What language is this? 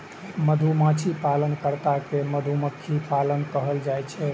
Maithili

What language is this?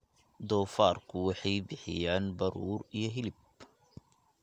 Somali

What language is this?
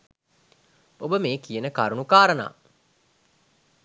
Sinhala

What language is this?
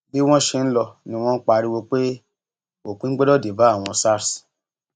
Yoruba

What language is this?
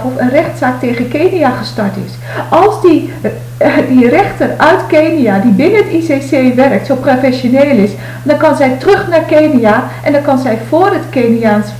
Dutch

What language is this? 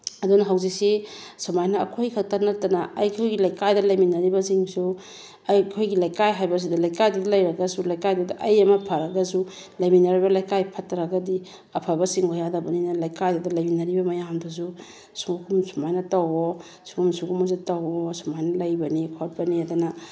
Manipuri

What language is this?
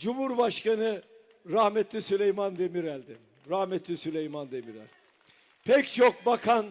Turkish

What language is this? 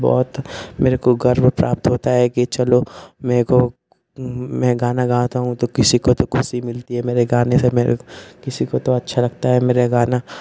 Hindi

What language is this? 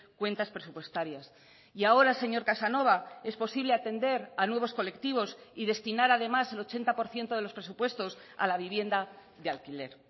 Spanish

